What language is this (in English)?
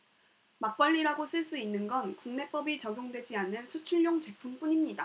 Korean